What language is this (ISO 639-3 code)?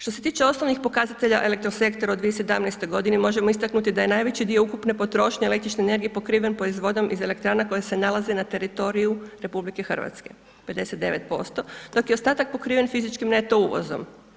hrv